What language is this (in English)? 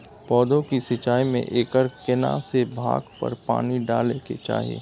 Maithili